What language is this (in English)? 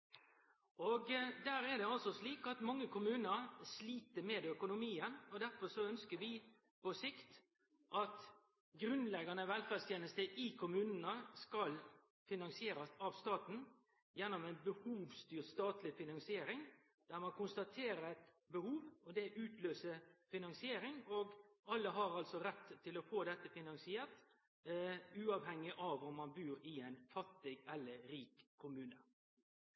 Norwegian Nynorsk